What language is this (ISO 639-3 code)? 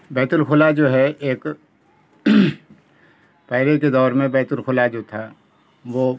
urd